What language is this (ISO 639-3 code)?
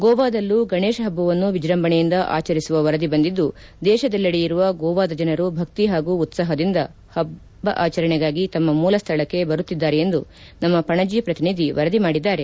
kan